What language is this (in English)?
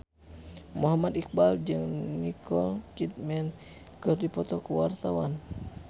Sundanese